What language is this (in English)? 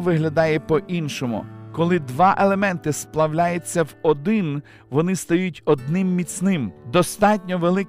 Ukrainian